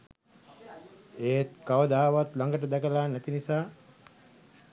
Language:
Sinhala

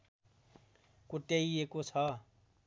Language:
Nepali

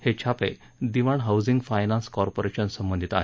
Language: Marathi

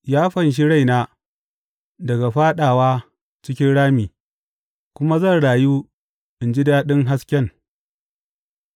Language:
Hausa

